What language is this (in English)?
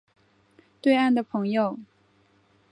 Chinese